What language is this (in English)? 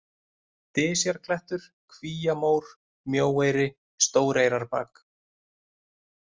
Icelandic